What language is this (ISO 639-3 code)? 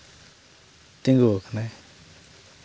sat